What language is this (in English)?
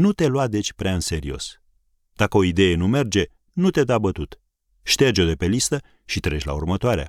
Romanian